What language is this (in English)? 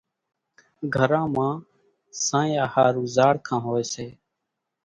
Kachi Koli